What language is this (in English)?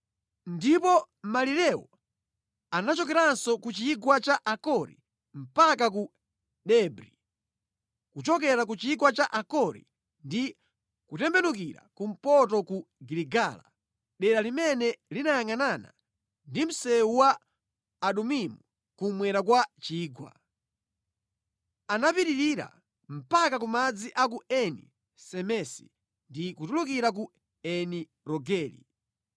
Nyanja